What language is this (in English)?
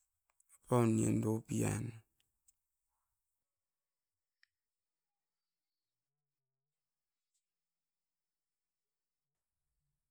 Askopan